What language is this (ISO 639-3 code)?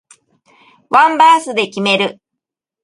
jpn